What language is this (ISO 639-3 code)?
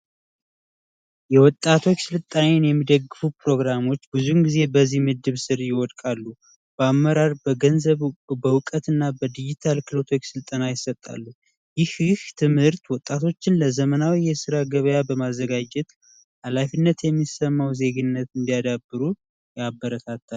amh